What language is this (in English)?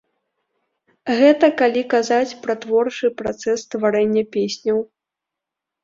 Belarusian